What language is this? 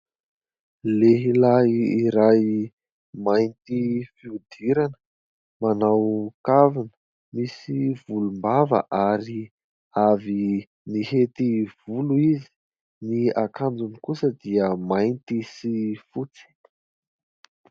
Malagasy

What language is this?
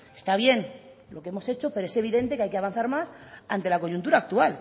Spanish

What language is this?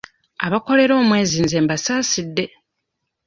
Ganda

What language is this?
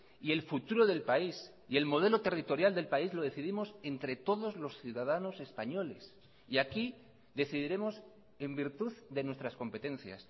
Spanish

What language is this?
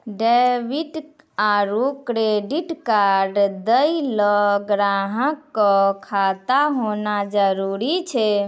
Maithili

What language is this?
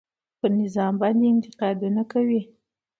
Pashto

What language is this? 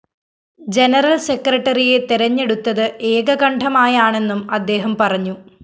Malayalam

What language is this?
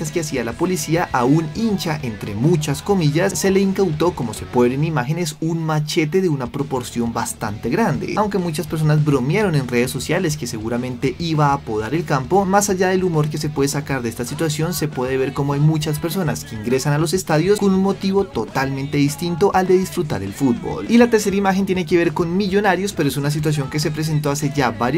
Spanish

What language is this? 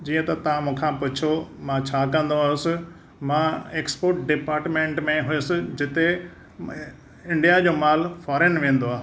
Sindhi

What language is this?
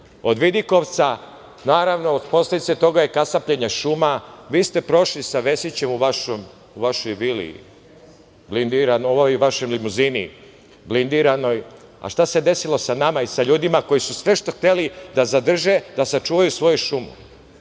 Serbian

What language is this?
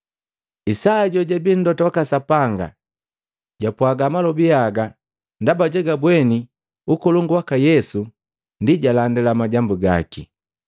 Matengo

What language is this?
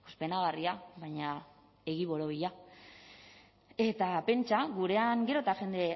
Basque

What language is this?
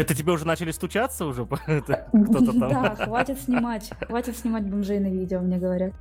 Russian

